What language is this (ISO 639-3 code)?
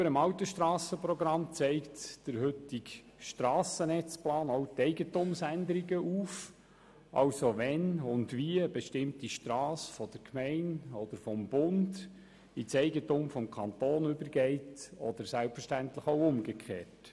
gsw